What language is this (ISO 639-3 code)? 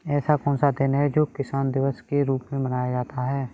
hin